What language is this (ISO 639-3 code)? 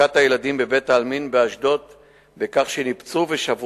heb